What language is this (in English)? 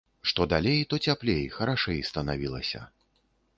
Belarusian